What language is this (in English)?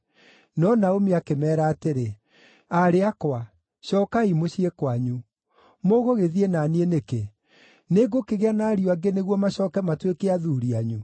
Kikuyu